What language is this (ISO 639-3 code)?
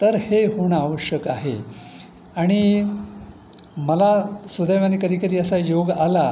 mar